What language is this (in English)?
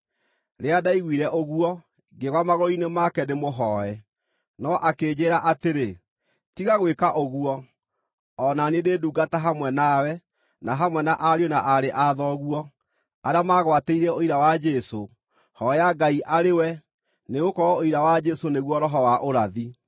Kikuyu